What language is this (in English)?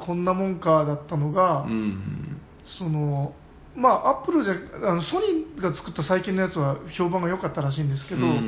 Japanese